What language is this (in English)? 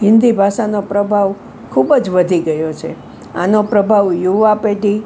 Gujarati